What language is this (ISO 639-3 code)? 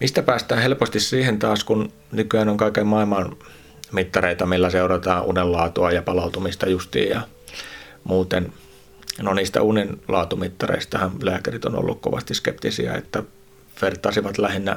fin